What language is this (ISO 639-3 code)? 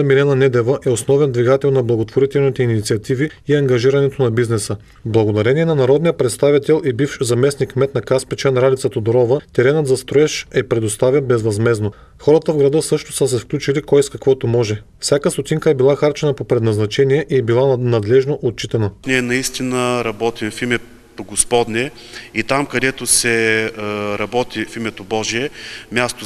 bul